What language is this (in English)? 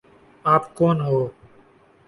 Urdu